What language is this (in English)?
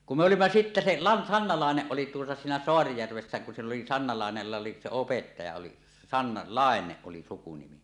Finnish